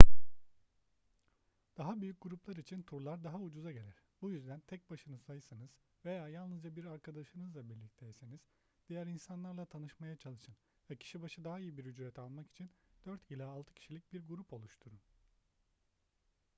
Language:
Turkish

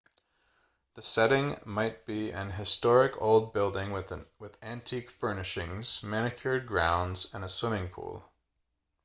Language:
English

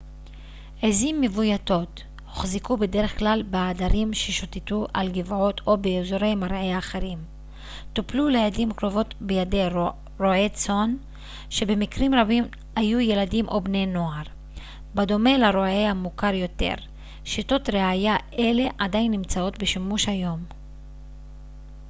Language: Hebrew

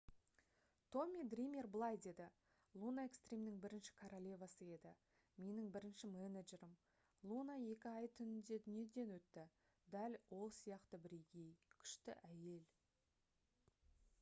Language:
Kazakh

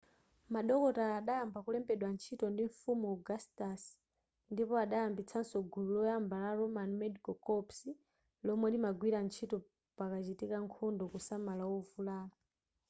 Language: Nyanja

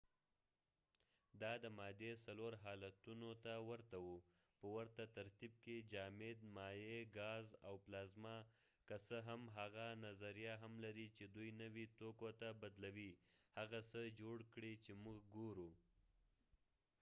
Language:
Pashto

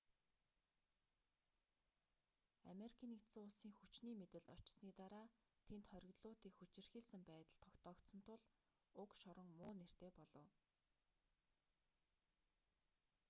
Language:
Mongolian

